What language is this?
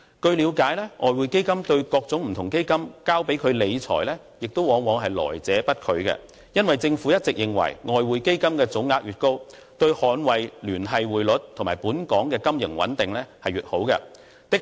Cantonese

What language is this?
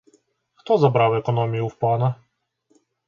Ukrainian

